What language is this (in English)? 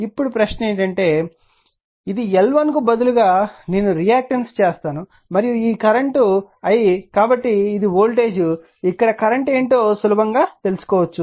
Telugu